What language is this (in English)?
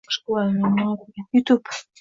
Uzbek